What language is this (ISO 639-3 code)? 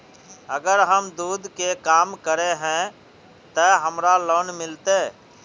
mag